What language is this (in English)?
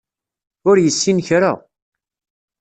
Kabyle